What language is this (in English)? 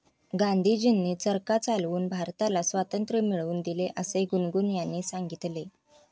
Marathi